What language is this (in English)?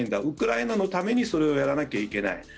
Japanese